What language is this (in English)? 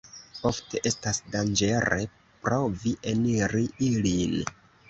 Esperanto